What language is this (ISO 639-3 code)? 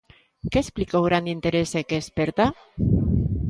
glg